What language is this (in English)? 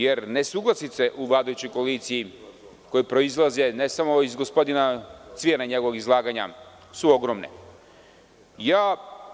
Serbian